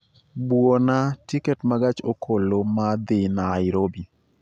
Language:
Luo (Kenya and Tanzania)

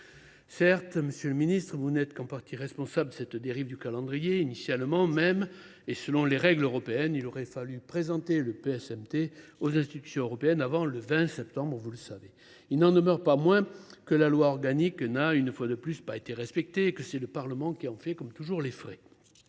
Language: French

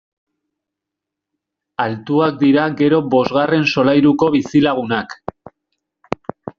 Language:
Basque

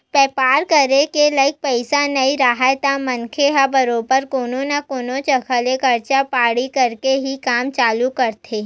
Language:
Chhattisgarhi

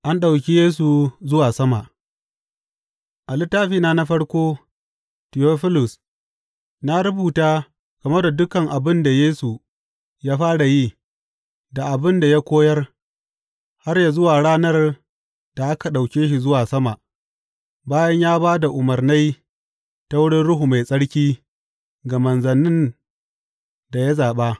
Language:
Hausa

